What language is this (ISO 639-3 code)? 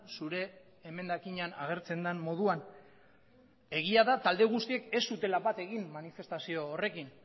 eus